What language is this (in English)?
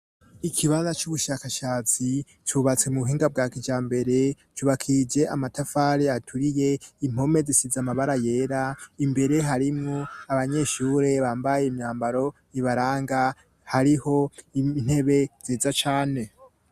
Rundi